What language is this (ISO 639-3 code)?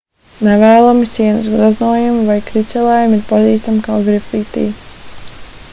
lav